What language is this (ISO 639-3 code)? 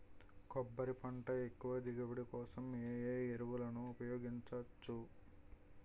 tel